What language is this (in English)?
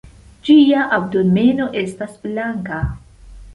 Esperanto